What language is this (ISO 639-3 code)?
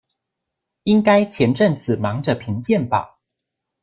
zho